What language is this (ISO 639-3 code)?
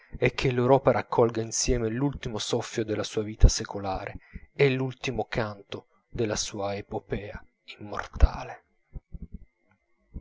ita